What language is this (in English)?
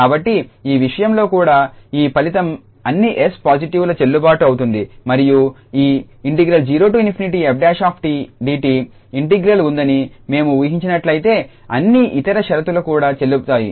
Telugu